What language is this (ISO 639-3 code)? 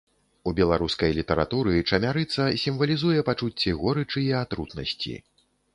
bel